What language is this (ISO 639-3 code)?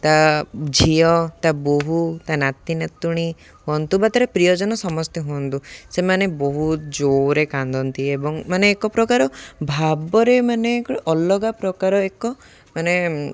ori